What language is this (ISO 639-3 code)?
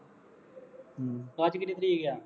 pan